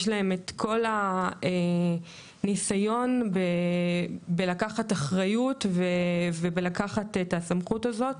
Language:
Hebrew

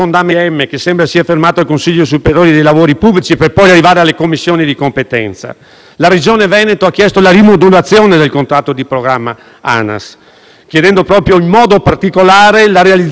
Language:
Italian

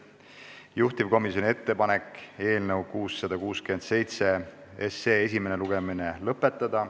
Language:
Estonian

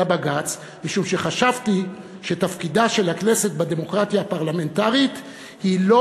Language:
Hebrew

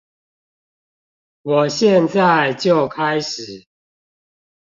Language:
Chinese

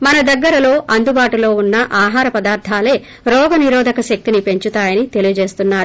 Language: Telugu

